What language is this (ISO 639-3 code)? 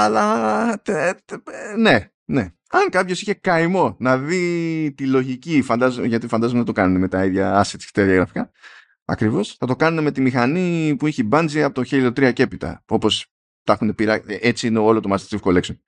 ell